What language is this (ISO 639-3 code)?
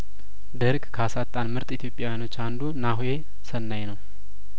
amh